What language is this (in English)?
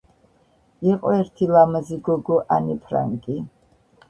Georgian